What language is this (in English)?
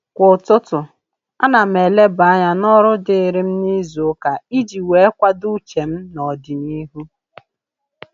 Igbo